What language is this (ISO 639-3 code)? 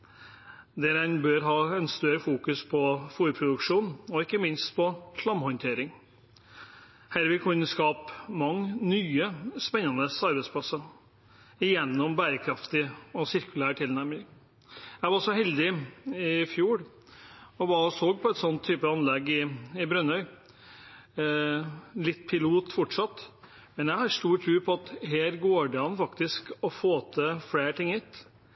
nob